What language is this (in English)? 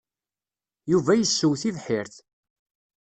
Kabyle